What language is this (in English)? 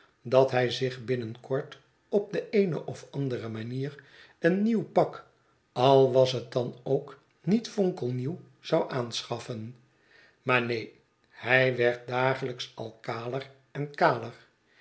Dutch